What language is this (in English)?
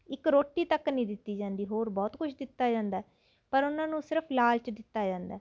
Punjabi